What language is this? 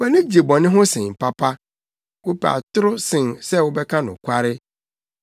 Akan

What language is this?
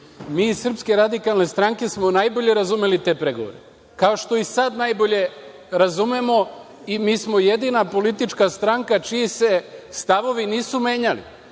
Serbian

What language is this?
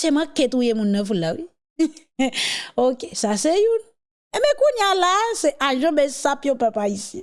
French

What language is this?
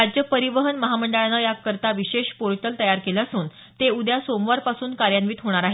Marathi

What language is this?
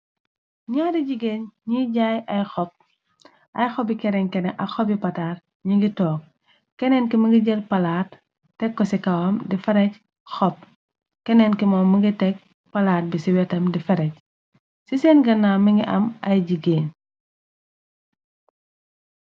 Wolof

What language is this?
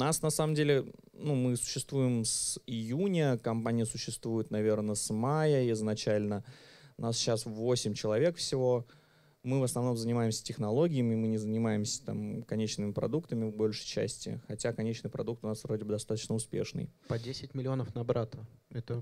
Russian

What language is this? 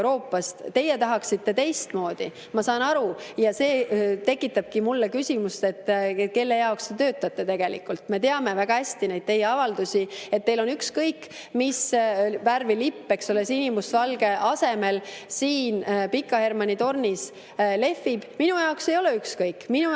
Estonian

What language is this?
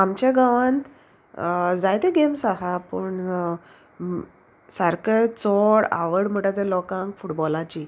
Konkani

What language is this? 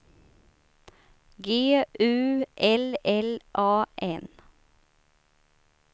Swedish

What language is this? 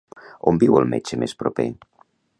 Catalan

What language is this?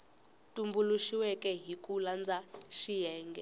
Tsonga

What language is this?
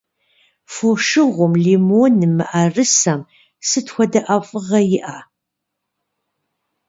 Kabardian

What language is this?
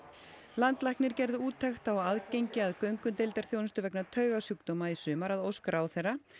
Icelandic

